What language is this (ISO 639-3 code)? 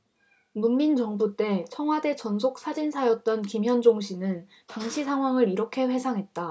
kor